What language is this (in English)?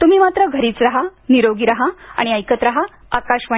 Marathi